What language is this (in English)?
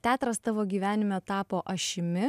Lithuanian